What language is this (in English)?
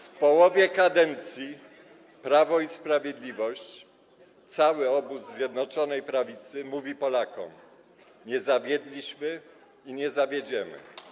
Polish